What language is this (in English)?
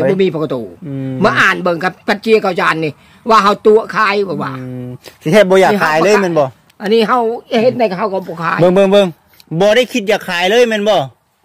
Thai